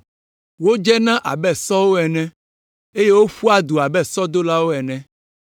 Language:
Ewe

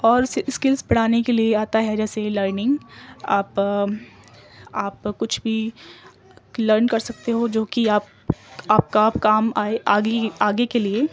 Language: Urdu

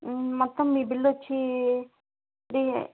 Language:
Telugu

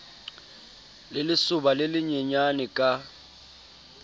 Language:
Southern Sotho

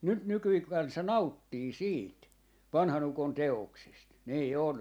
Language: Finnish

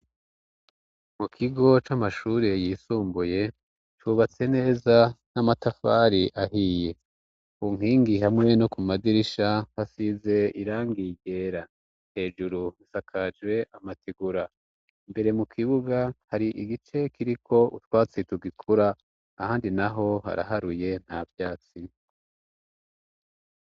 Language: Rundi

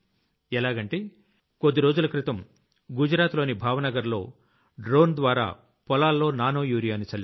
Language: Telugu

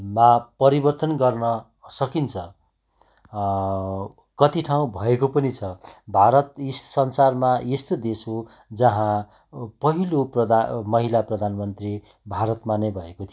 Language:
Nepali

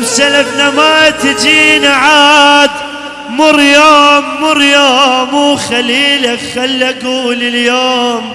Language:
Arabic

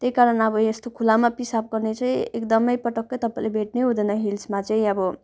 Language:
Nepali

